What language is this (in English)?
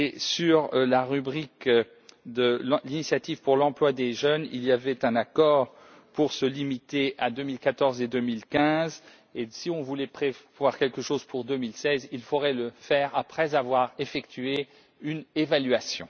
French